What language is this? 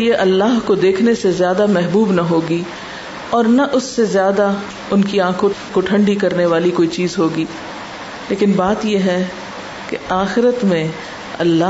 Urdu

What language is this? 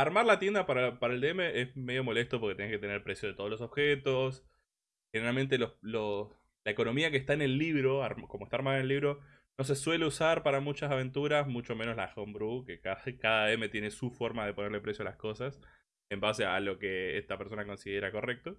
Spanish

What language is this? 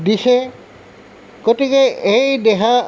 Assamese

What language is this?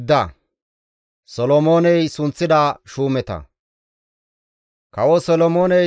Gamo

